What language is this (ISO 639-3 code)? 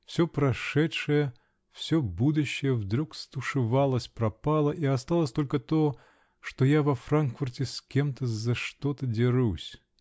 rus